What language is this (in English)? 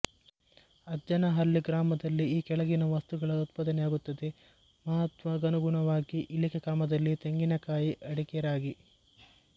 Kannada